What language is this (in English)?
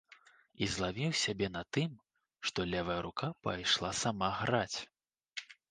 Belarusian